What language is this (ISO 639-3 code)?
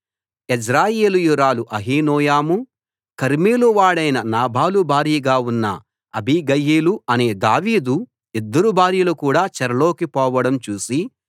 tel